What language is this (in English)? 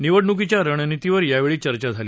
Marathi